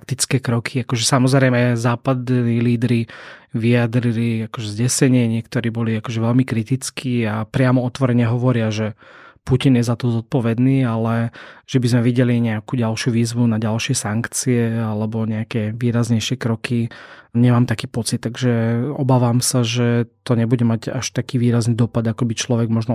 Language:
Slovak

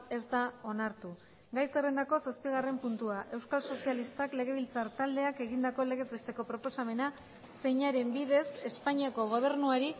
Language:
Basque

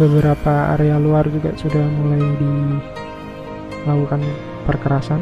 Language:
Indonesian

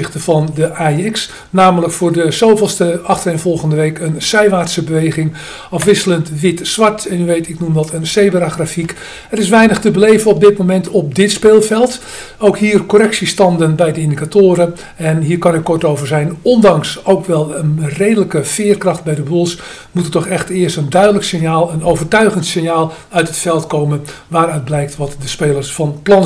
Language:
Dutch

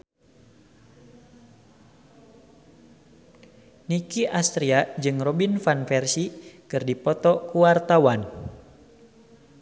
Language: Sundanese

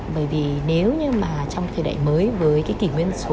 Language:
Vietnamese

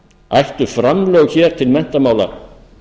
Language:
Icelandic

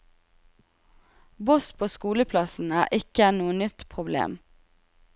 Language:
Norwegian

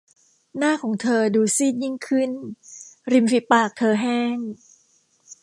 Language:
Thai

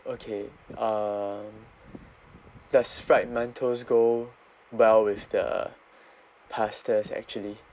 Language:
English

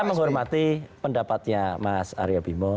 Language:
Indonesian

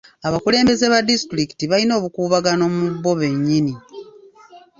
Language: Ganda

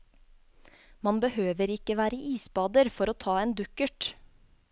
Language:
Norwegian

